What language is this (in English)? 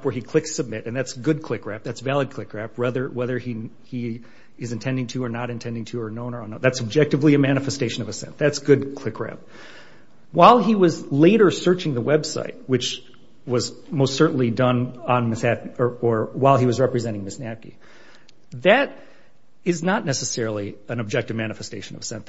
English